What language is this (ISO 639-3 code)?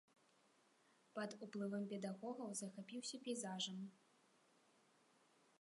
bel